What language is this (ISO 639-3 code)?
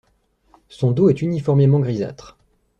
fra